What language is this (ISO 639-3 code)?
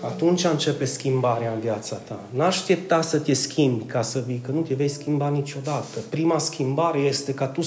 ron